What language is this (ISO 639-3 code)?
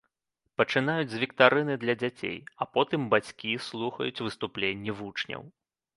bel